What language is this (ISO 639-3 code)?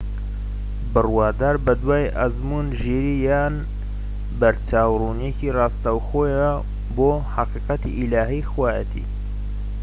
ckb